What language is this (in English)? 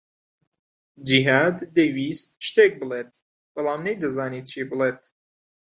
Central Kurdish